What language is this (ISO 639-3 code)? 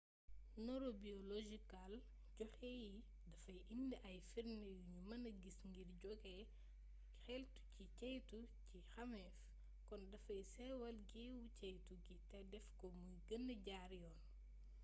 wol